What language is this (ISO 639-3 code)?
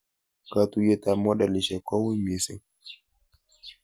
kln